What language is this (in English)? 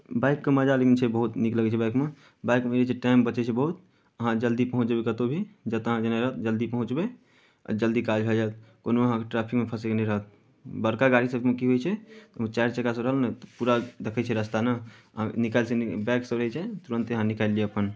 Maithili